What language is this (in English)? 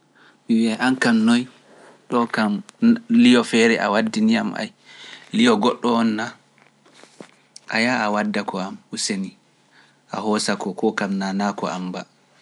Pular